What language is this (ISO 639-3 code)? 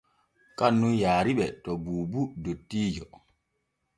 fue